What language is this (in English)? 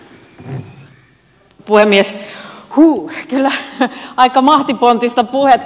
Finnish